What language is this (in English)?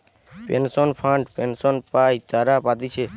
Bangla